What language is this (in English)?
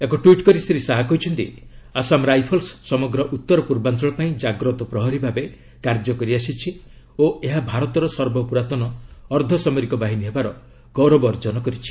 Odia